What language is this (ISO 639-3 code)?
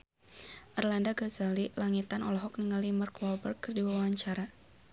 sun